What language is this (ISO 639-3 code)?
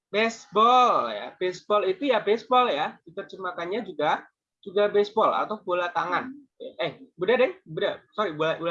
ind